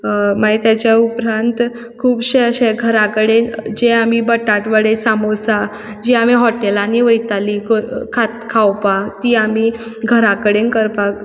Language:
Konkani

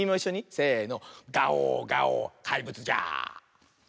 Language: Japanese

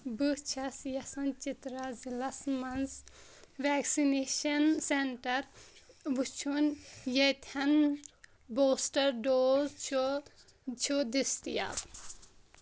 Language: Kashmiri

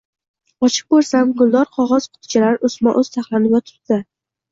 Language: Uzbek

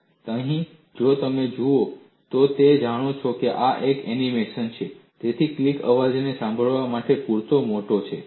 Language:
Gujarati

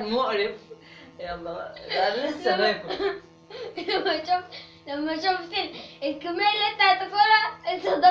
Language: Arabic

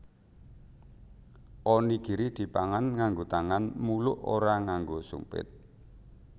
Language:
Javanese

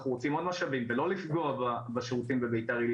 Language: Hebrew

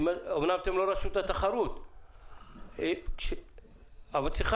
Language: Hebrew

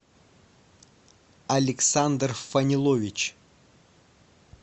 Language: Russian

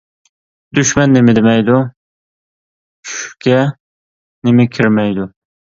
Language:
Uyghur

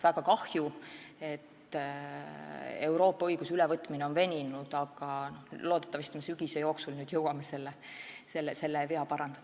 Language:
Estonian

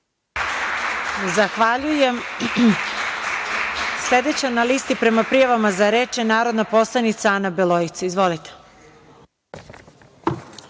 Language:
Serbian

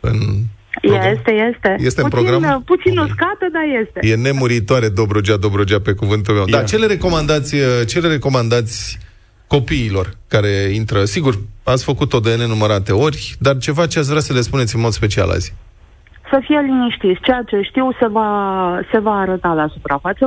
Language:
Romanian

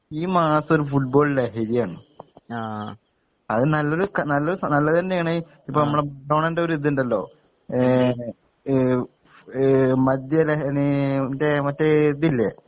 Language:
Malayalam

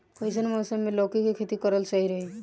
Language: Bhojpuri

